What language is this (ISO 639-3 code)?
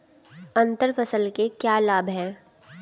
hin